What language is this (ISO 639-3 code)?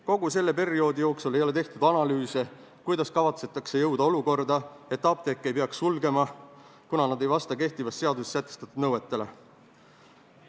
est